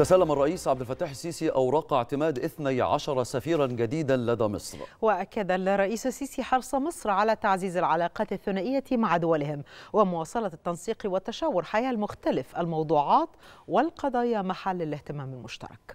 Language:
Arabic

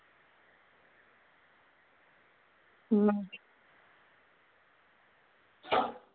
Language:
Dogri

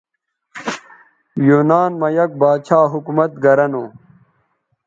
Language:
Bateri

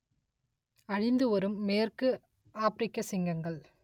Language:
Tamil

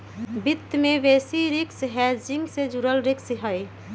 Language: Magahi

